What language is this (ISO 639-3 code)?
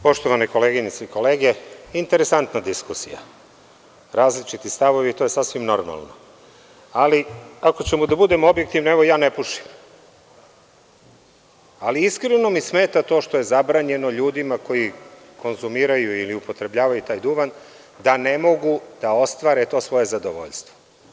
srp